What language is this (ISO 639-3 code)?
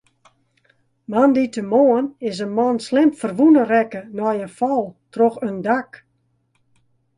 fry